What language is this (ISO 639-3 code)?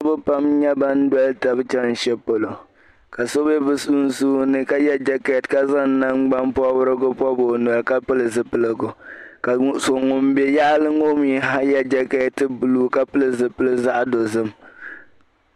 dag